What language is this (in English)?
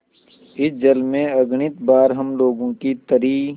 Hindi